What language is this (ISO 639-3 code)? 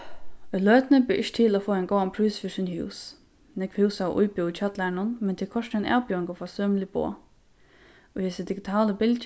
fao